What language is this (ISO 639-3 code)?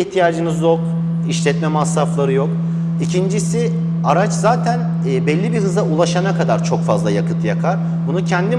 tur